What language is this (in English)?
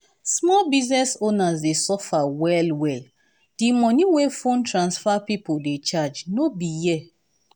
Nigerian Pidgin